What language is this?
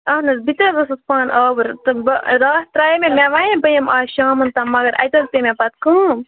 Kashmiri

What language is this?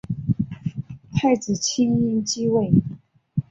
Chinese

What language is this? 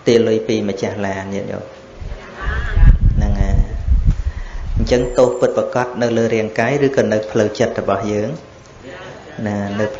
Vietnamese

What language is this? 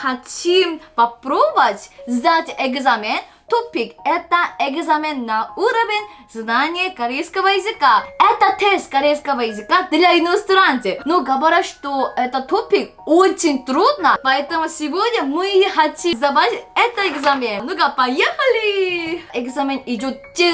Korean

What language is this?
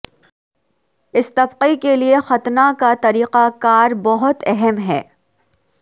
Urdu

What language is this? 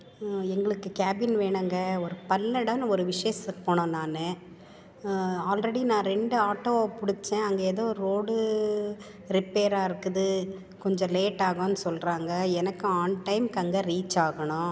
Tamil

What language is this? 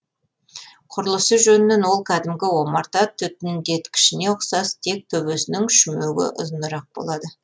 Kazakh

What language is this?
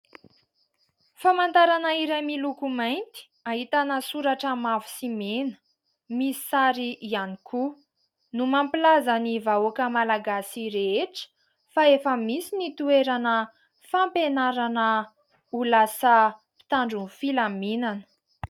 Malagasy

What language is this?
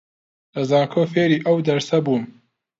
Central Kurdish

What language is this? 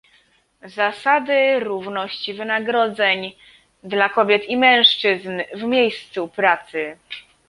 Polish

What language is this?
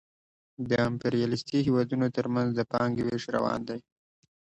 Pashto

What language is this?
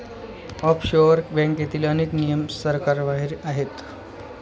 Marathi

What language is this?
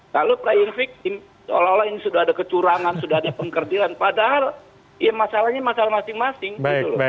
Indonesian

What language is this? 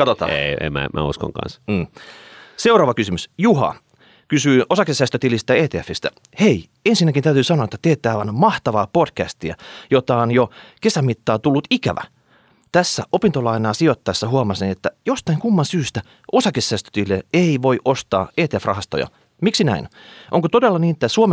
Finnish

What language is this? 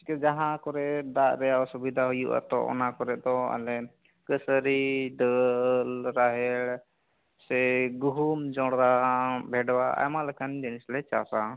Santali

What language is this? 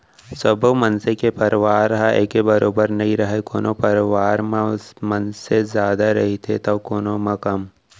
Chhattisgarhi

